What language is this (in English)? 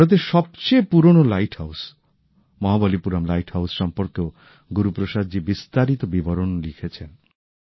Bangla